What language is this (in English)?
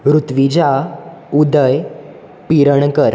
Konkani